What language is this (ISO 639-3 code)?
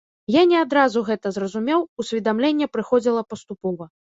bel